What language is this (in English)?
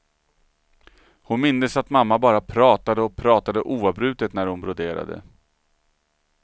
Swedish